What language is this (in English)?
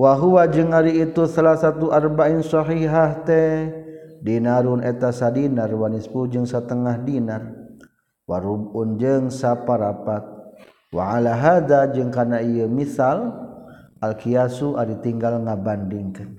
Malay